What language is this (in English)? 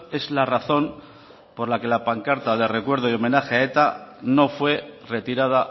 Spanish